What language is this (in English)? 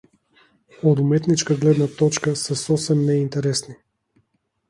Macedonian